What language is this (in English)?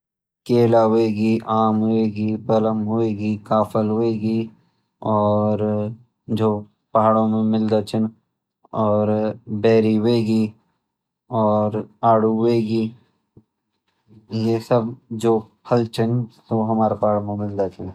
Garhwali